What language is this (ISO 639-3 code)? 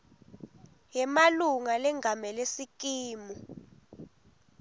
ssw